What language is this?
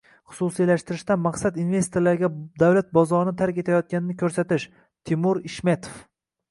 Uzbek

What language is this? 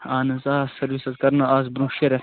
Kashmiri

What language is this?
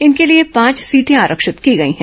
Hindi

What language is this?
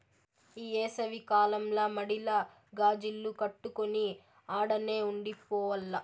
Telugu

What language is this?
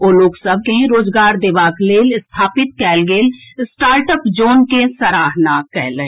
Maithili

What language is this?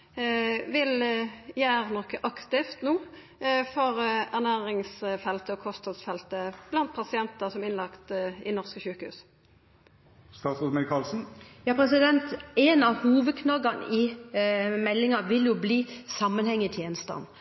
Norwegian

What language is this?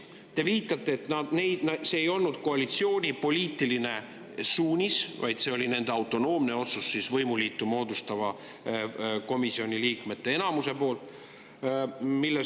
Estonian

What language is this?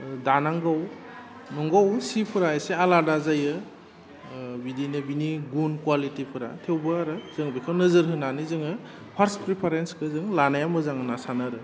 Bodo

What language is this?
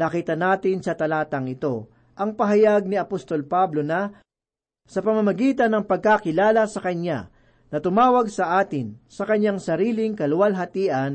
Filipino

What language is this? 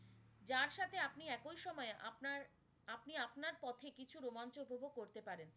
Bangla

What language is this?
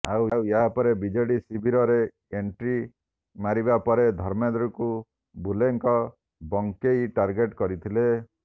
Odia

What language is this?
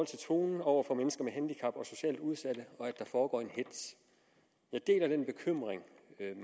Danish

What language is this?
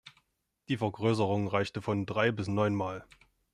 German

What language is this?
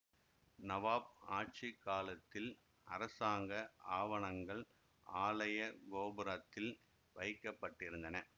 Tamil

